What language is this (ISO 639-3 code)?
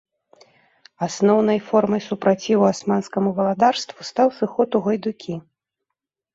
bel